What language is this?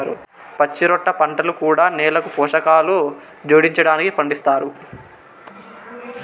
Telugu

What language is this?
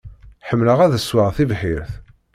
Kabyle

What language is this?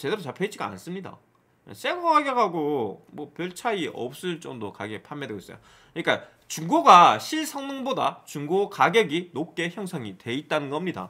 Korean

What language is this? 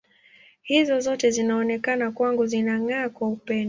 Swahili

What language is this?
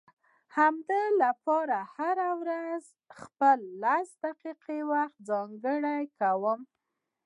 Pashto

